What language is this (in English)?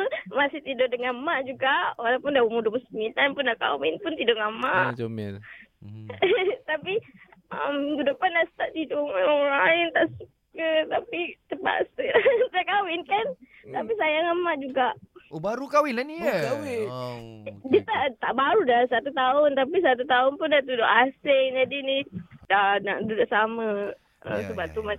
Malay